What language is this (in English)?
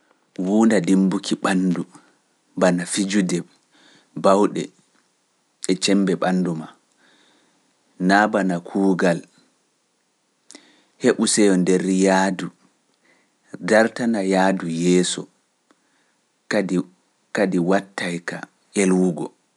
Pular